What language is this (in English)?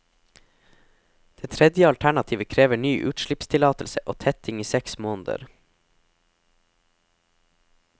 Norwegian